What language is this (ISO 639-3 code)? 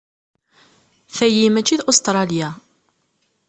kab